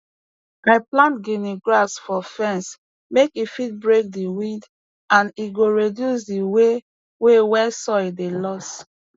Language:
Nigerian Pidgin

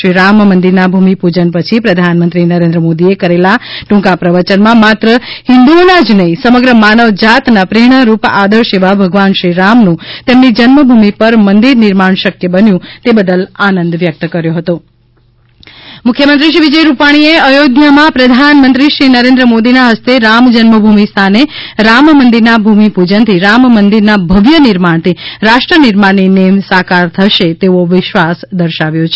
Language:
Gujarati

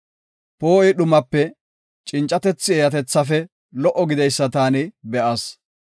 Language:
Gofa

